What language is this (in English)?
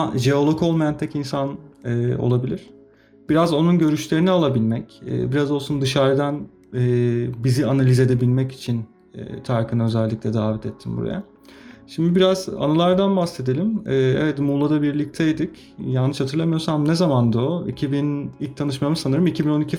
Turkish